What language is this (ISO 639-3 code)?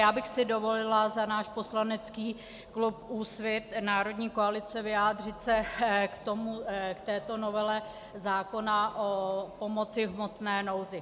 ces